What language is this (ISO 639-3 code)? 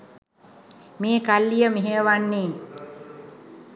sin